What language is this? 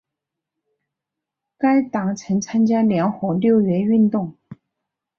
Chinese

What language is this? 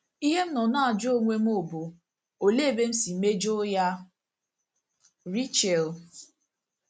Igbo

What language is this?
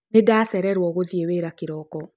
Kikuyu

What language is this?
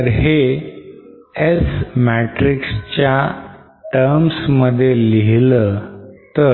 Marathi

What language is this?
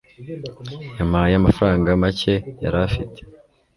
Kinyarwanda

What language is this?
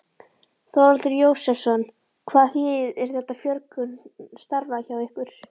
Icelandic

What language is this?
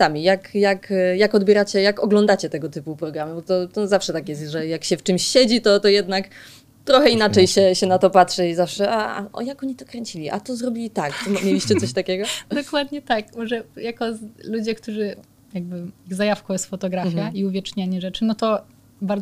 Polish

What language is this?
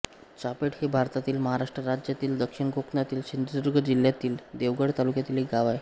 Marathi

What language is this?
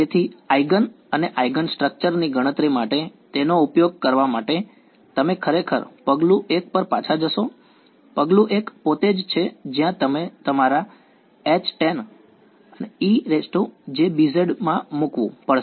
Gujarati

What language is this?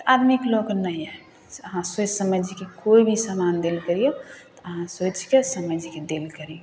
Maithili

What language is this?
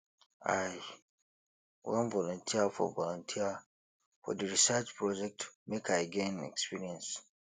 Nigerian Pidgin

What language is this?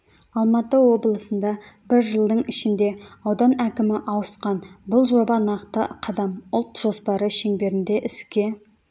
Kazakh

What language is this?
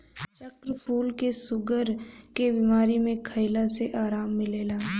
Bhojpuri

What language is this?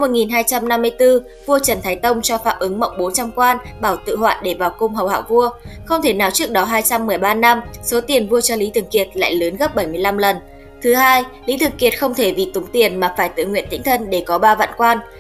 Vietnamese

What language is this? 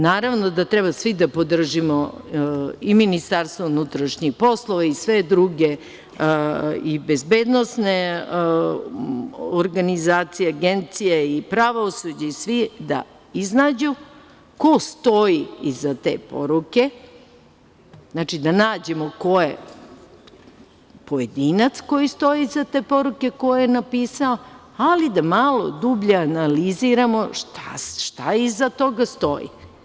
Serbian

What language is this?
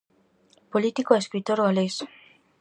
Galician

